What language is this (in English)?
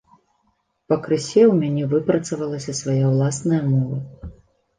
Belarusian